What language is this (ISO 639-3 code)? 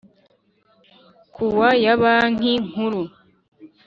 kin